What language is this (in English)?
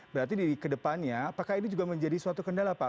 Indonesian